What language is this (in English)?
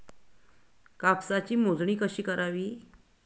Marathi